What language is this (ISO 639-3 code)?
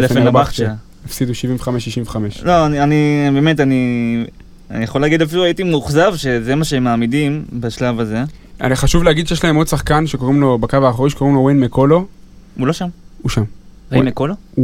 heb